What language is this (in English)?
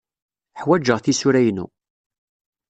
Kabyle